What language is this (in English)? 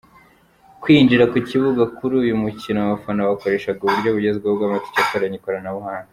Kinyarwanda